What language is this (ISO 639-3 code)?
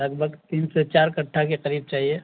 urd